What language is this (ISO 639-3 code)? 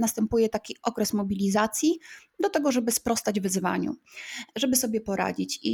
pol